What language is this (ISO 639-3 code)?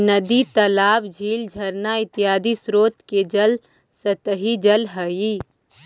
mag